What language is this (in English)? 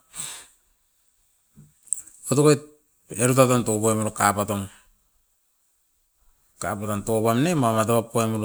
Askopan